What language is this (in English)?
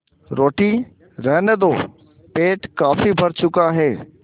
Hindi